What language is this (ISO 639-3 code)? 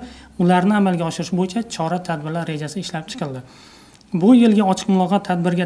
tur